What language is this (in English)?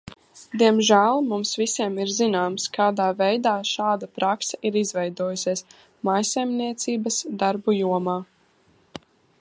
Latvian